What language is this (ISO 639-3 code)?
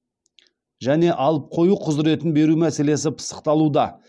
kaz